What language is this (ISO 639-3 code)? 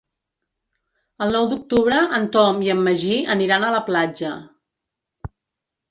cat